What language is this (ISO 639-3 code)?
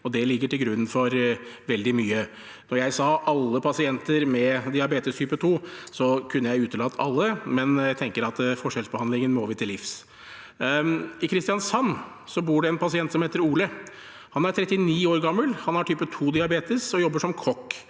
nor